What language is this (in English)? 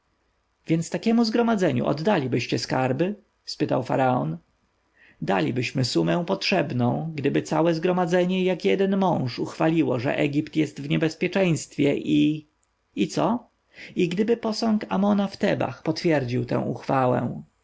Polish